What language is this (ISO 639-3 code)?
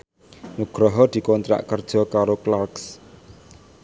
jav